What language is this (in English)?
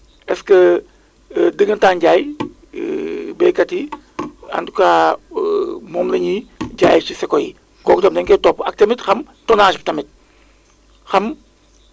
Wolof